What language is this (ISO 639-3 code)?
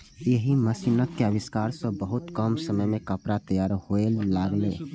mai